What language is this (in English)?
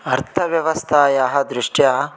Sanskrit